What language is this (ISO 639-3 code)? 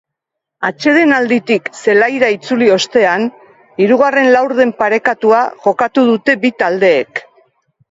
eus